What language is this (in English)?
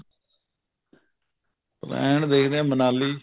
Punjabi